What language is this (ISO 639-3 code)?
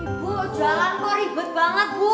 ind